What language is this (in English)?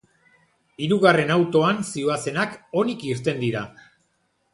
Basque